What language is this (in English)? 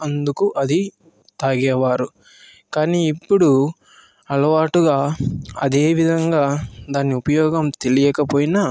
Telugu